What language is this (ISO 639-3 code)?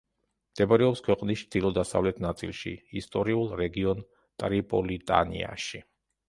kat